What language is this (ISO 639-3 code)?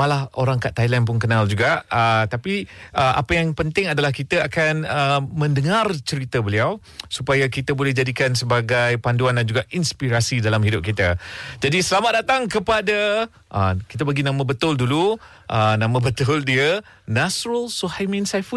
msa